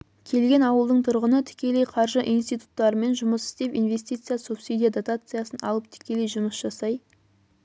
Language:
Kazakh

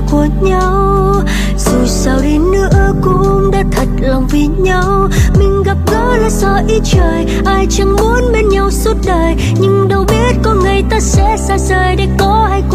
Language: Vietnamese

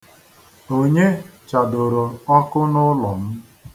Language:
Igbo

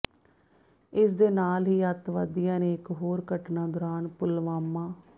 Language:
Punjabi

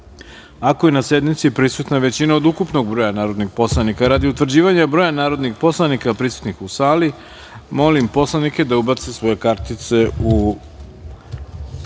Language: Serbian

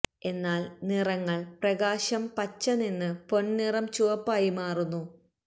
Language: Malayalam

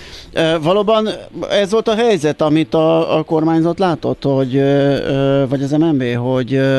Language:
Hungarian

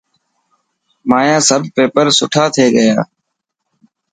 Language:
Dhatki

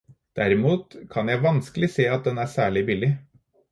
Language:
Norwegian Bokmål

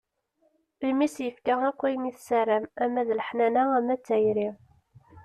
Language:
Kabyle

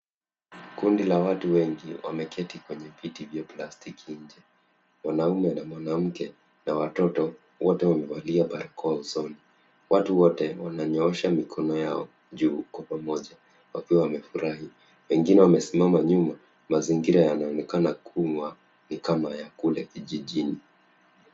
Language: Swahili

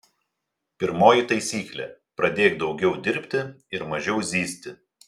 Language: Lithuanian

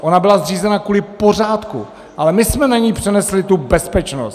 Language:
Czech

